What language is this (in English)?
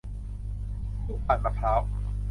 Thai